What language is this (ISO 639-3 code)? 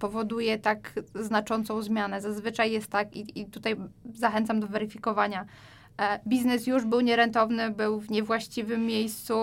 pol